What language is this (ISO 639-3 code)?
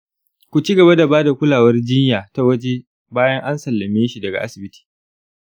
hau